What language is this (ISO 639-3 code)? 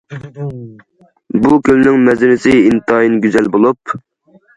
uig